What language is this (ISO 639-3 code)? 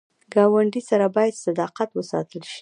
pus